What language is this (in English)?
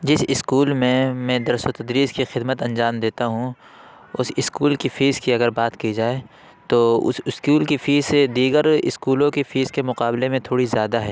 Urdu